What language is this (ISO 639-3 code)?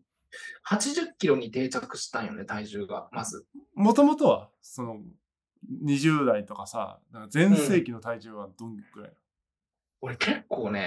jpn